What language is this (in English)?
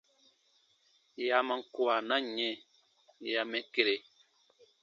Baatonum